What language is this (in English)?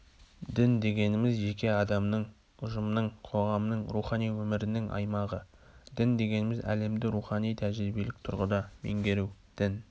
Kazakh